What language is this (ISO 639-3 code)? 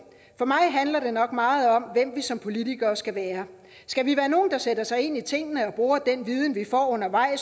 dan